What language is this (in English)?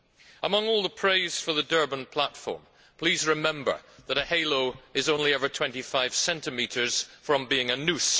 English